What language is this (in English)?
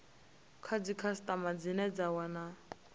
Venda